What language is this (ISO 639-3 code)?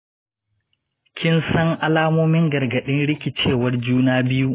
hau